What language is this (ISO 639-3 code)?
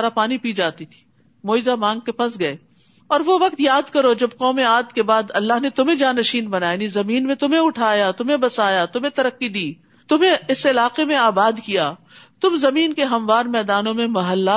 urd